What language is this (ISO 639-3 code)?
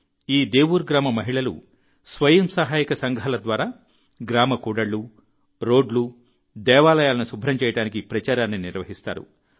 tel